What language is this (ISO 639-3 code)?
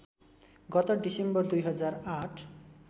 nep